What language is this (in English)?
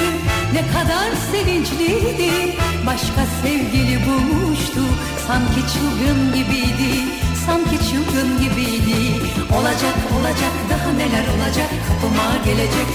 Turkish